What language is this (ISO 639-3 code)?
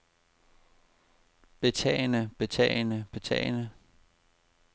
dan